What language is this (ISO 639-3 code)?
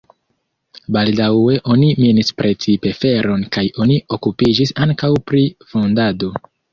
epo